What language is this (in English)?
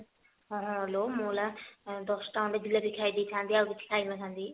Odia